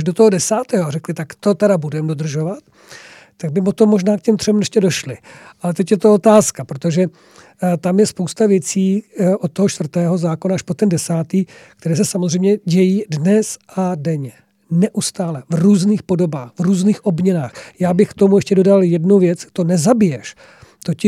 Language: Czech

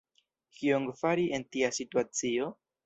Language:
Esperanto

